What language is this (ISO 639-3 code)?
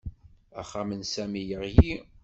kab